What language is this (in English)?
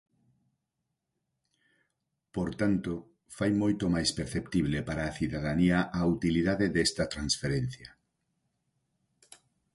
Galician